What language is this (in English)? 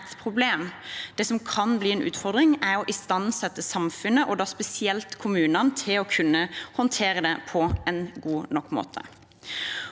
Norwegian